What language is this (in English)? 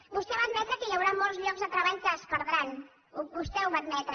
Catalan